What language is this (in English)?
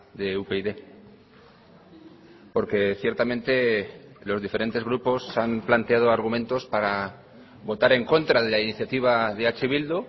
Spanish